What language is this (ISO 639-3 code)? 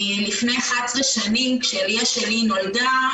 heb